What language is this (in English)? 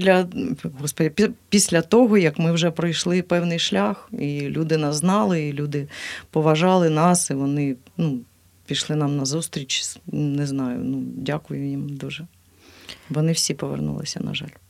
Ukrainian